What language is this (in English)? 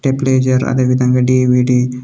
Telugu